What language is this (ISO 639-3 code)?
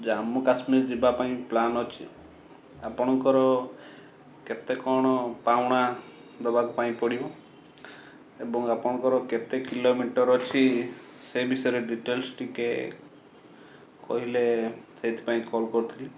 ori